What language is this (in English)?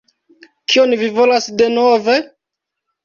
Esperanto